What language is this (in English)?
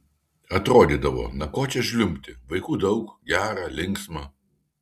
Lithuanian